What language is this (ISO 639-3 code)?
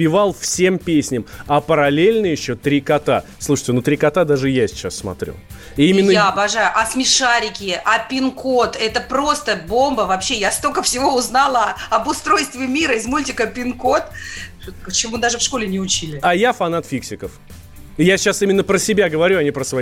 rus